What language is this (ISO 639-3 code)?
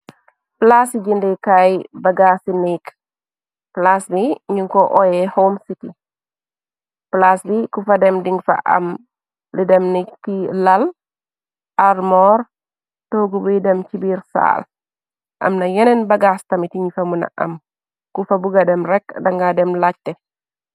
wol